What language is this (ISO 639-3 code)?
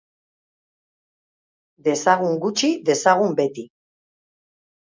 eus